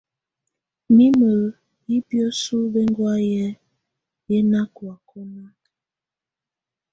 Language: Tunen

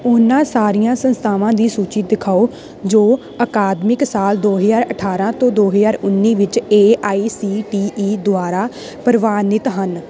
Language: Punjabi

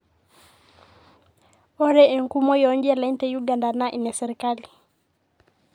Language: Masai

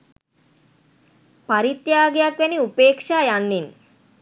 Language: Sinhala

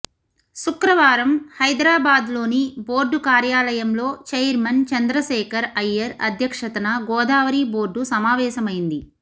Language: Telugu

